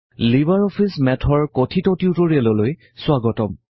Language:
Assamese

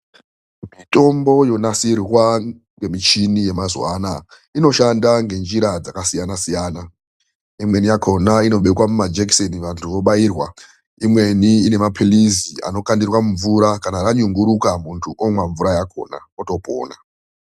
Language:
Ndau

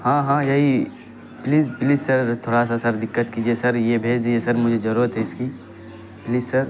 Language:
Urdu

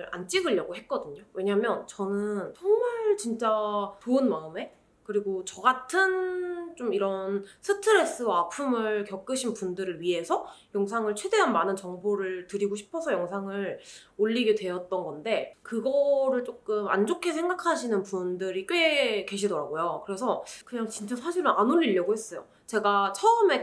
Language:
Korean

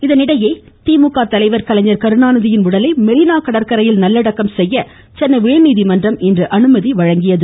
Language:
Tamil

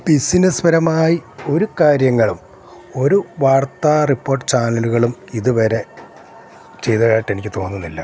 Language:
Malayalam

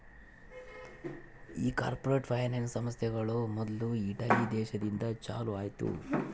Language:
Kannada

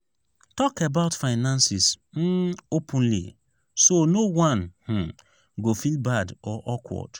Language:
Nigerian Pidgin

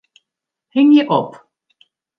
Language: Western Frisian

